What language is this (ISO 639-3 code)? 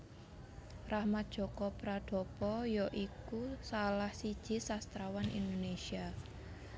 jav